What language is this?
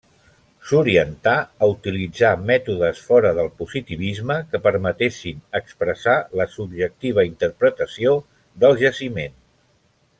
Catalan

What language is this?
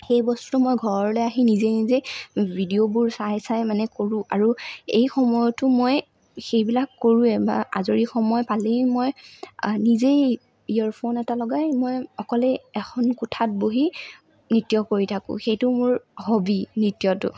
Assamese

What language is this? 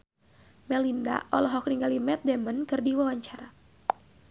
Sundanese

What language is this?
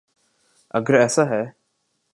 Urdu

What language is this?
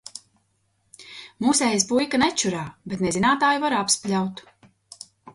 Latvian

